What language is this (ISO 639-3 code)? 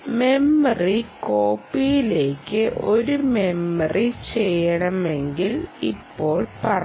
mal